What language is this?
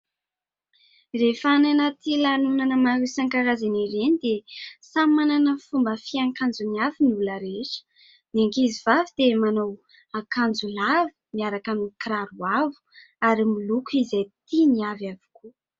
Malagasy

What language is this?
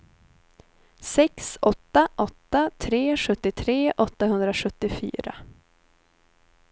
Swedish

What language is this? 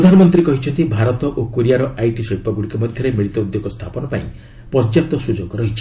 Odia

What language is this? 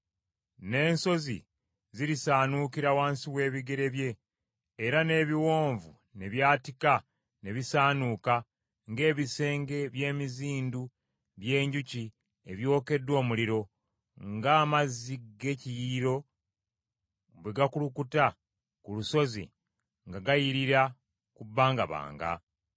Ganda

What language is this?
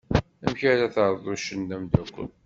Kabyle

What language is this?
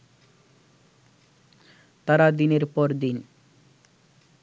Bangla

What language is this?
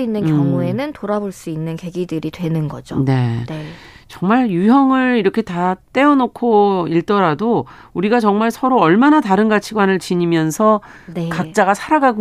Korean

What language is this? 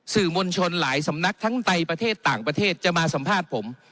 Thai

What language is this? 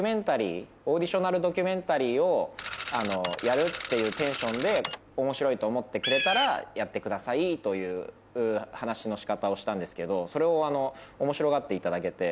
Japanese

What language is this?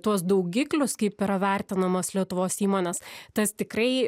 Lithuanian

